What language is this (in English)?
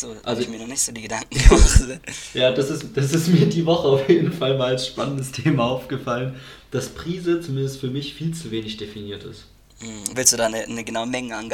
German